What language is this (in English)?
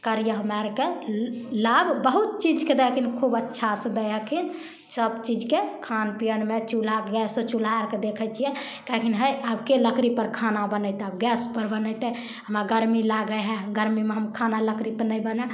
Maithili